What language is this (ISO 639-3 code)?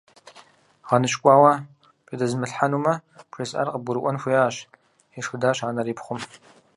kbd